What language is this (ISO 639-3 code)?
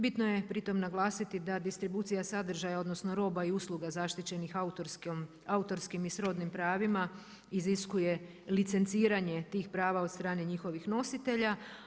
hrv